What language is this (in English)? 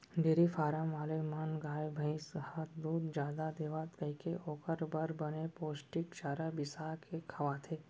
Chhattisgarhi